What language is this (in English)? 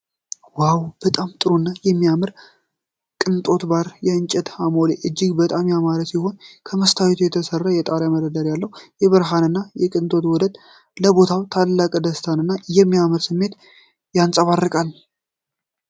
Amharic